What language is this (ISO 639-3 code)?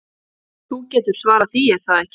isl